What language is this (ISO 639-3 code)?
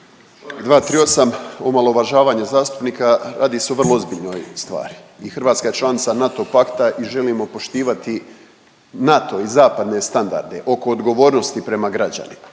hrv